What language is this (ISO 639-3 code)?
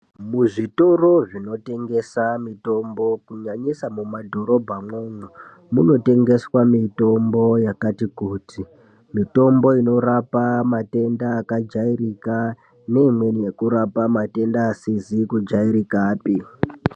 ndc